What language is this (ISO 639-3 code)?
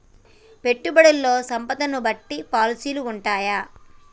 tel